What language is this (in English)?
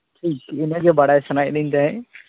Santali